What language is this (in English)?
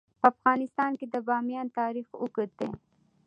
Pashto